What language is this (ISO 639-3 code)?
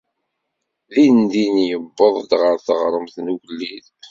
kab